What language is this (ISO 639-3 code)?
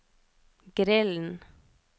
nor